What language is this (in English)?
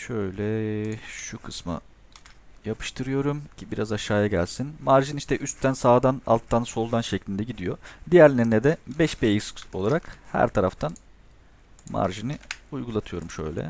Turkish